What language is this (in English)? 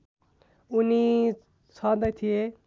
Nepali